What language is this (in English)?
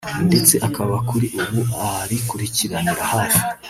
Kinyarwanda